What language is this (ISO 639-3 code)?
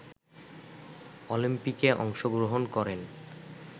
ben